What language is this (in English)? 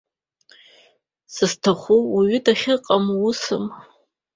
Abkhazian